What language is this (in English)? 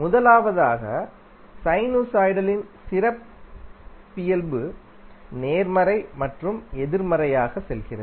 Tamil